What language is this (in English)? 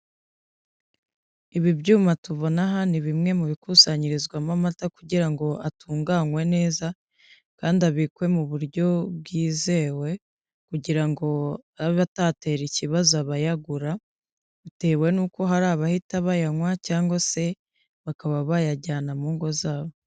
Kinyarwanda